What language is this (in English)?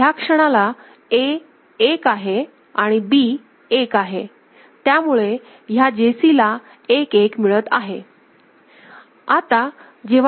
Marathi